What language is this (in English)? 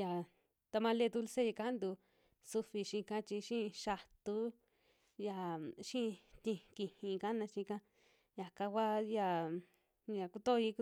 Western Juxtlahuaca Mixtec